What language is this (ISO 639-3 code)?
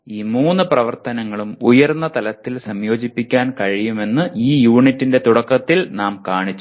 mal